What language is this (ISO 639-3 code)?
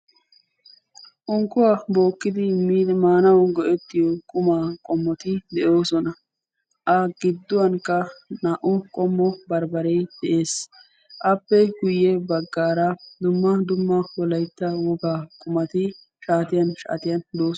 wal